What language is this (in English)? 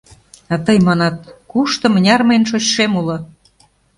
Mari